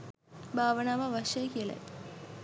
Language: Sinhala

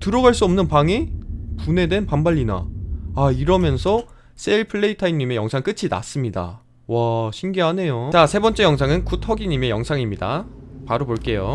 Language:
Korean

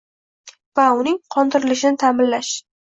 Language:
Uzbek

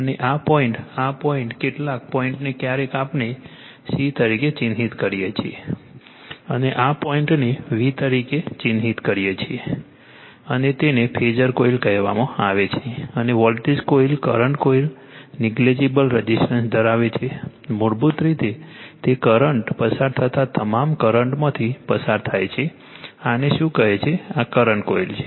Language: Gujarati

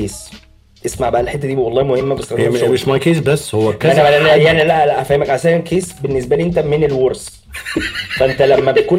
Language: Arabic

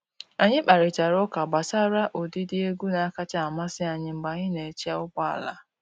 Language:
Igbo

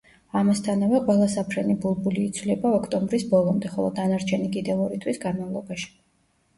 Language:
Georgian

